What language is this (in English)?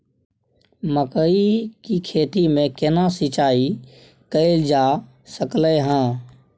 Maithili